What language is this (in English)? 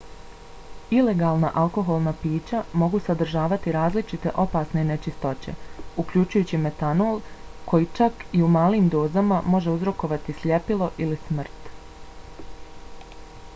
Bosnian